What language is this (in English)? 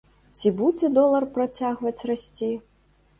Belarusian